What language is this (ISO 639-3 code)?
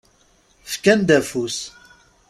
kab